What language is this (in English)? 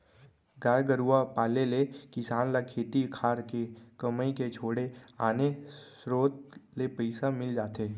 Chhattisgarhi